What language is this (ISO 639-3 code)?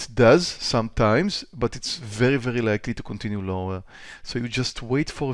eng